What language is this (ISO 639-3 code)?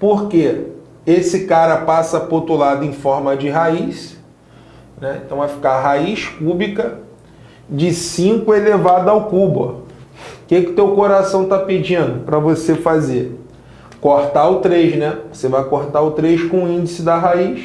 por